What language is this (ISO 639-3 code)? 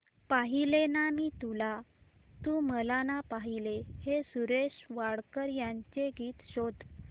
mar